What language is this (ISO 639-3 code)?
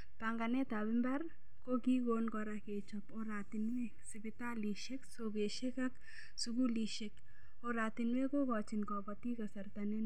kln